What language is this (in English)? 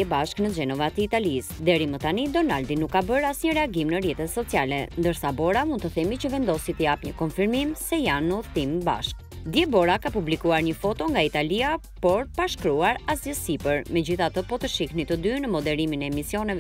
Romanian